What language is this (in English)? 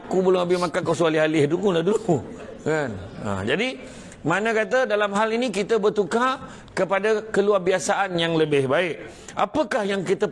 Malay